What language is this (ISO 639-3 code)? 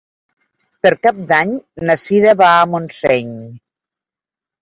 cat